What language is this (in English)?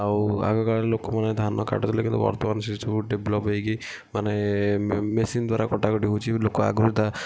Odia